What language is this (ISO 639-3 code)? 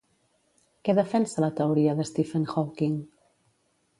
cat